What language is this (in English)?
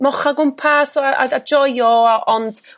Welsh